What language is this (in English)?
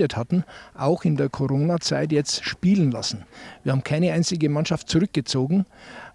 German